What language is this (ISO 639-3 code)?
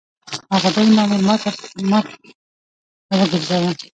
pus